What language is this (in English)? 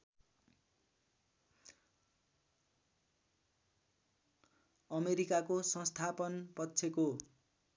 Nepali